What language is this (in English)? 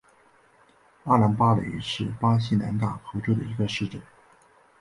Chinese